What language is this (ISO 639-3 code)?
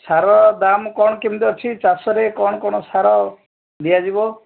ori